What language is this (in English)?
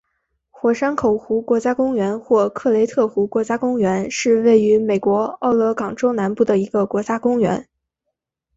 Chinese